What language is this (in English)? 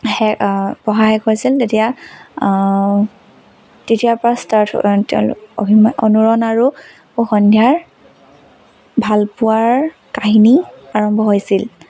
Assamese